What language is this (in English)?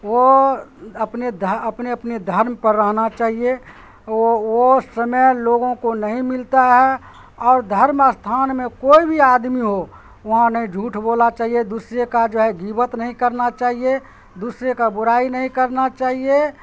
Urdu